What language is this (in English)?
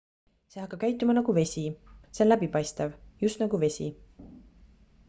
Estonian